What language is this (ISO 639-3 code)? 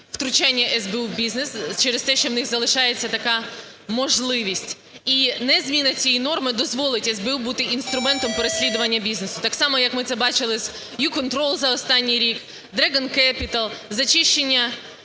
ukr